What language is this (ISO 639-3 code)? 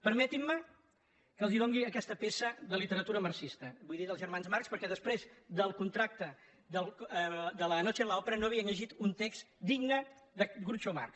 cat